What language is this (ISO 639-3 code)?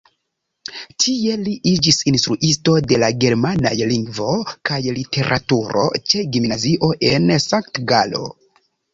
epo